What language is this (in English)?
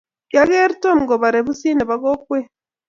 Kalenjin